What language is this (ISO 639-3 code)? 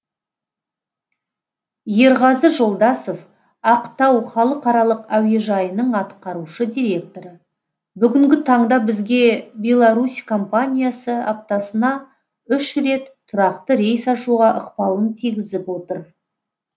kaz